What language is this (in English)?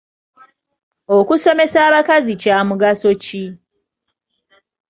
Ganda